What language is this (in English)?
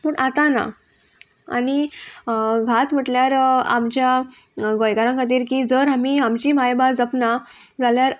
Konkani